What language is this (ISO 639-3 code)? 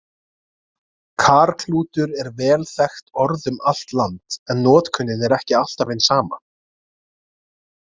isl